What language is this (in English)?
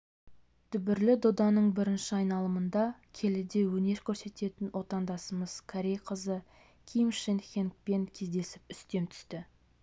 Kazakh